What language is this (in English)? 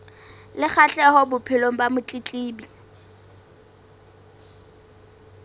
Southern Sotho